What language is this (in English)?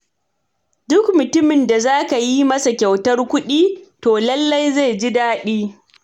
Hausa